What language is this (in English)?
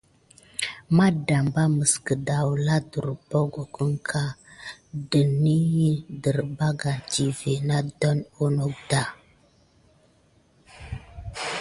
Gidar